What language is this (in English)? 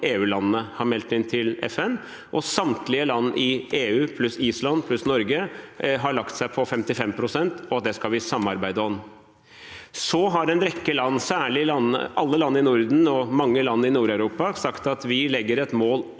Norwegian